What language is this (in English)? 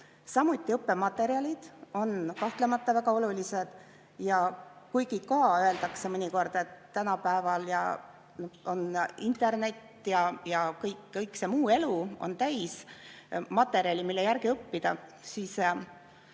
Estonian